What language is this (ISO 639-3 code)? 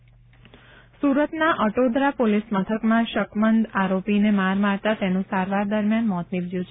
guj